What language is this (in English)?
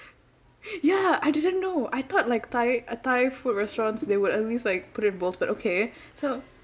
English